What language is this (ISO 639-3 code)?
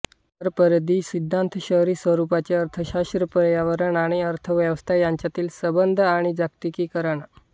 mar